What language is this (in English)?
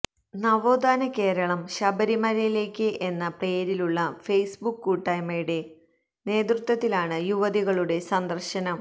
Malayalam